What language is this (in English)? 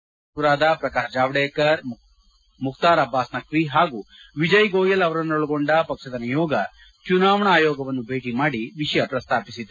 Kannada